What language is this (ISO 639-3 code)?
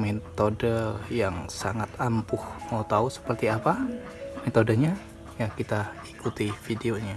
ind